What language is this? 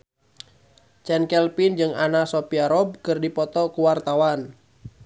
Sundanese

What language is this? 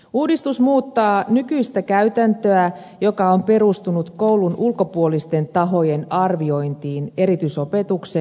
Finnish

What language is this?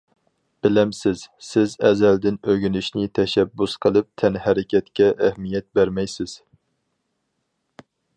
Uyghur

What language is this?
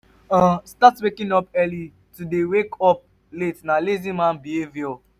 Nigerian Pidgin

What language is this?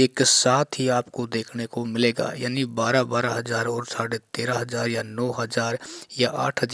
Hindi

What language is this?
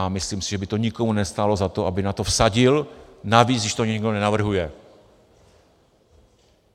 Czech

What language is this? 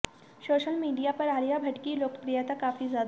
Hindi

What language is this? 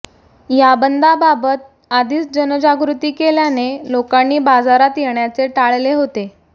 Marathi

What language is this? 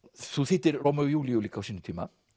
Icelandic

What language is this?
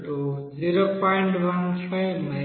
Telugu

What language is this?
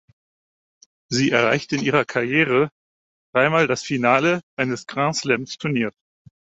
German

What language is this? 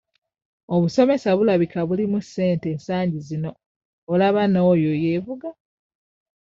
Ganda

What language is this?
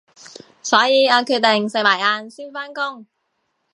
Cantonese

